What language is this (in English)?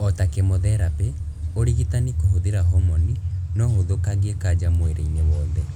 Kikuyu